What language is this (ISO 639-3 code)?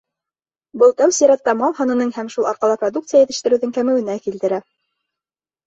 bak